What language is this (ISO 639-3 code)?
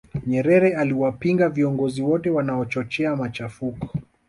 swa